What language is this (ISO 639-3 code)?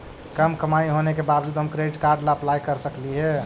mag